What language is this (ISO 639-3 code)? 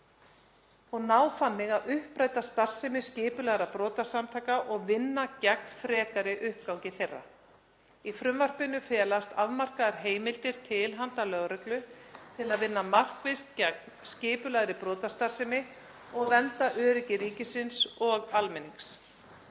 isl